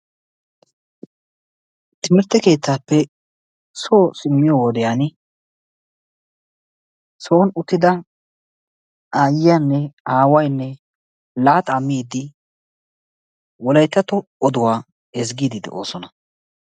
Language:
Wolaytta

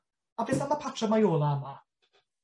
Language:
Welsh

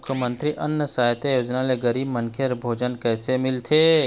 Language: Chhattisgarhi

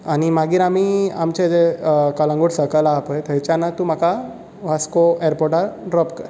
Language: Konkani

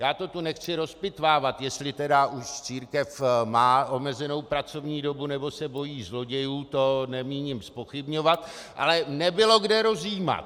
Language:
Czech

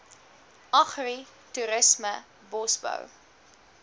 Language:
Afrikaans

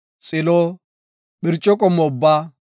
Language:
Gofa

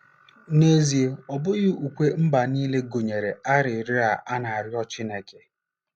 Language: Igbo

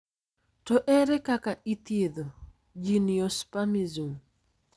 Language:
Luo (Kenya and Tanzania)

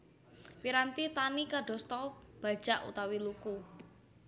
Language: Javanese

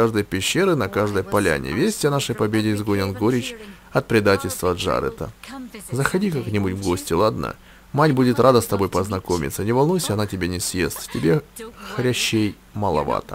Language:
Russian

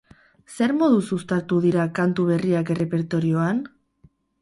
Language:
Basque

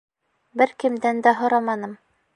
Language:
Bashkir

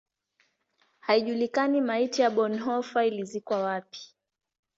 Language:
Swahili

